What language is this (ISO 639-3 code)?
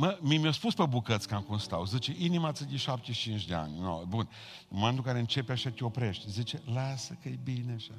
ron